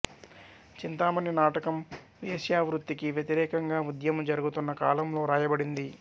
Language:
Telugu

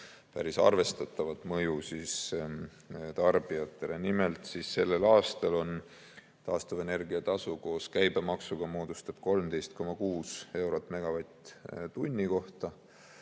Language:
Estonian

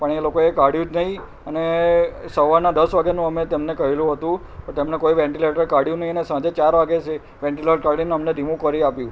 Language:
Gujarati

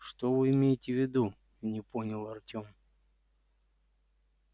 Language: Russian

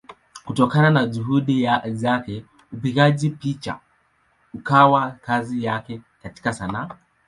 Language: Swahili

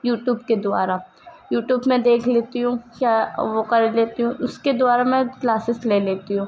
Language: Urdu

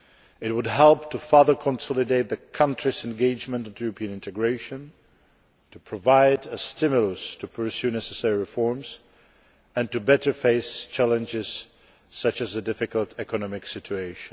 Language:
English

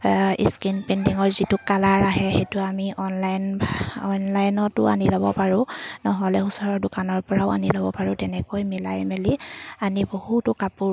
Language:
Assamese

